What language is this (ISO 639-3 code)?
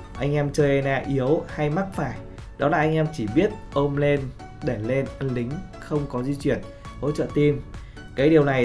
vie